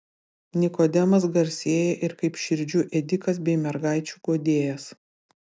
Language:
Lithuanian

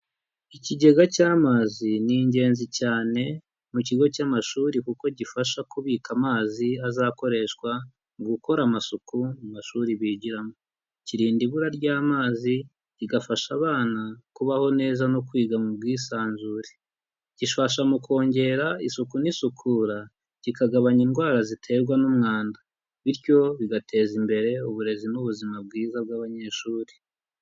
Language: Kinyarwanda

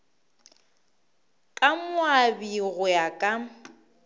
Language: Northern Sotho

